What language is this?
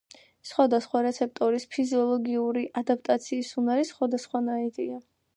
Georgian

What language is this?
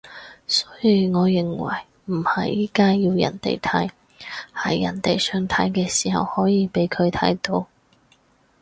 Cantonese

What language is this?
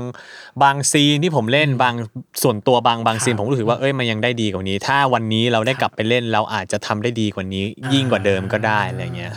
Thai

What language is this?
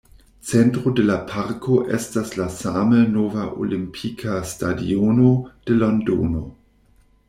Esperanto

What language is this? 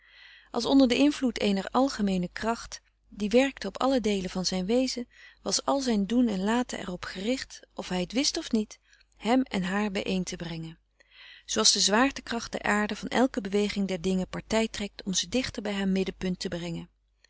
Dutch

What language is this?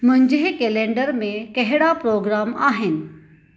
Sindhi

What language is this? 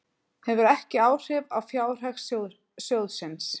Icelandic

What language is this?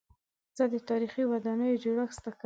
Pashto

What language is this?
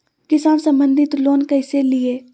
Magahi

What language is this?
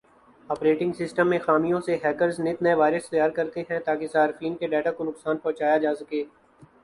Urdu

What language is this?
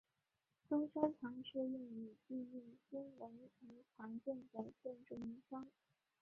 Chinese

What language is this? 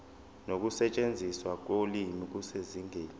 Zulu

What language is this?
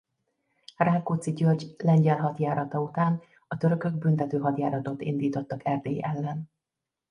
Hungarian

